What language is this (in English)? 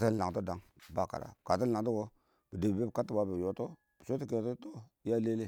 Awak